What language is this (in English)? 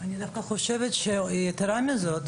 Hebrew